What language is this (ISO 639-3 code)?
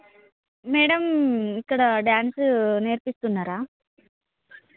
tel